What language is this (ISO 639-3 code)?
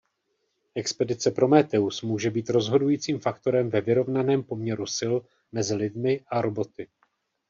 ces